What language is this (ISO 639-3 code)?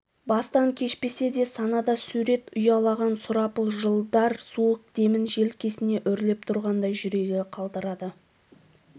kaz